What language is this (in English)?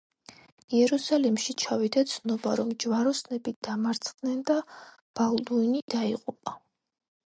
Georgian